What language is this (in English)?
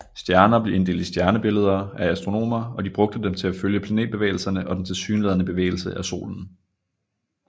Danish